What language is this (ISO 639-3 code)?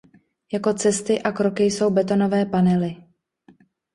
ces